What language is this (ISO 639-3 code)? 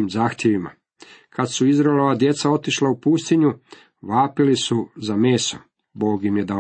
hrv